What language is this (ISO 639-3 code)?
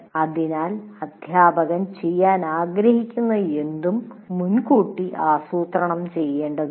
mal